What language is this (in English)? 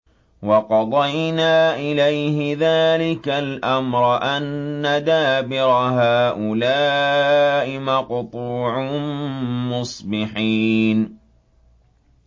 Arabic